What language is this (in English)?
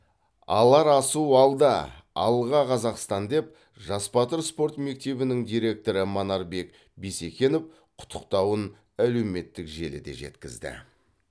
Kazakh